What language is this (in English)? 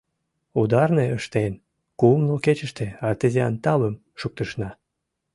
Mari